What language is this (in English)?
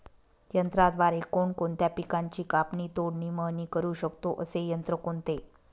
Marathi